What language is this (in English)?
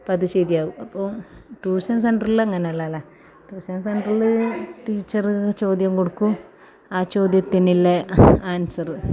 Malayalam